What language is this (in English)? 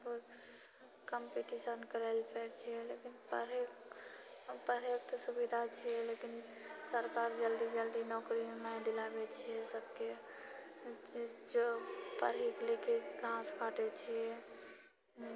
Maithili